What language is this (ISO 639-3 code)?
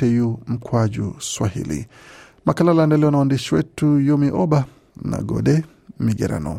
swa